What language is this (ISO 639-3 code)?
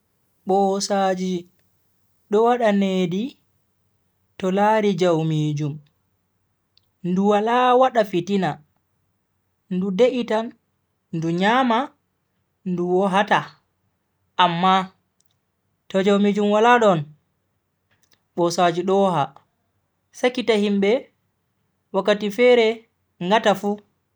fui